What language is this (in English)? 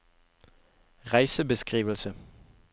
Norwegian